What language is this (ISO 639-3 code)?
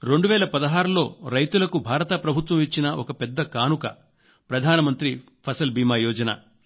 tel